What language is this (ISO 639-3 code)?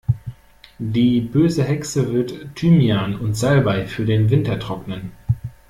deu